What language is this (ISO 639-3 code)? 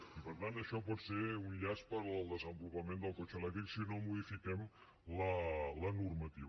cat